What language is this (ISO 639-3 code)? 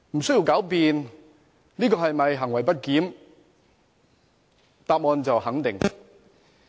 yue